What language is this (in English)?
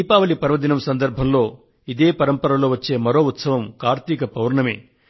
Telugu